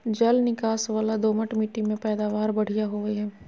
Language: Magahi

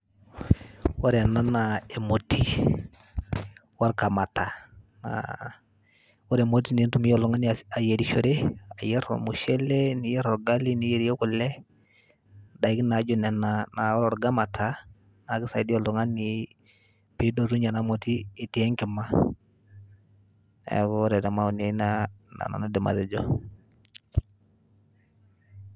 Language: Masai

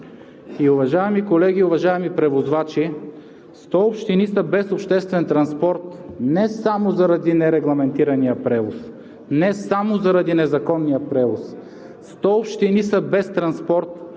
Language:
Bulgarian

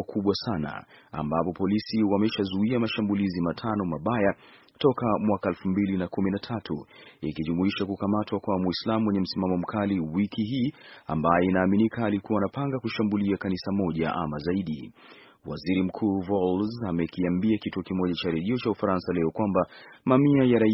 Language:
Swahili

